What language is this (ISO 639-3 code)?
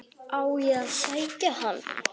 isl